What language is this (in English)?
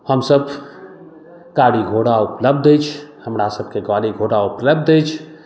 Maithili